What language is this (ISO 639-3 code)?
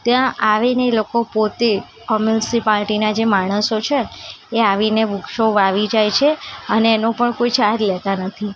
guj